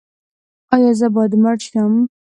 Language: Pashto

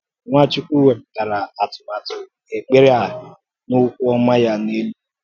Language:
Igbo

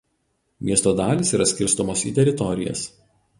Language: Lithuanian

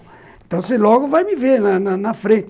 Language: Portuguese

